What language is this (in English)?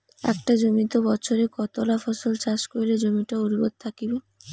Bangla